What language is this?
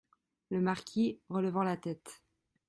French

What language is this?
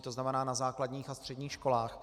Czech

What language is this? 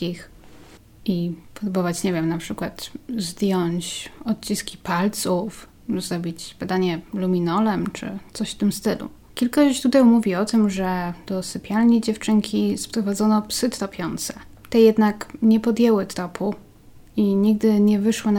Polish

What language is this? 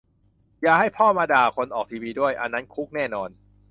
Thai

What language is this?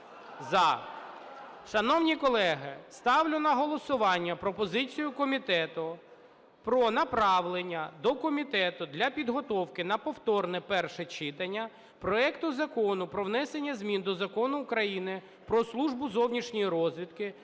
Ukrainian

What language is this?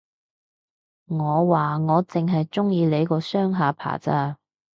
Cantonese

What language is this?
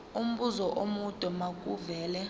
Zulu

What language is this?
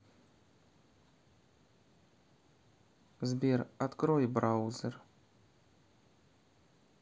Russian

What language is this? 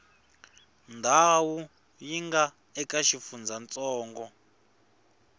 Tsonga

